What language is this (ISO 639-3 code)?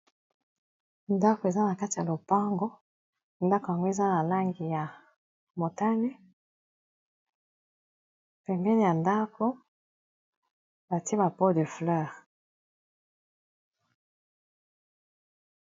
lin